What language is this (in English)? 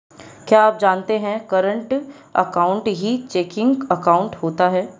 Hindi